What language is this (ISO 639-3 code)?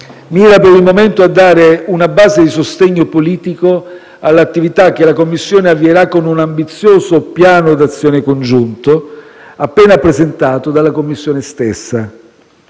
ita